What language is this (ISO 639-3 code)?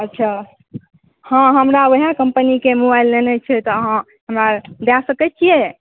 mai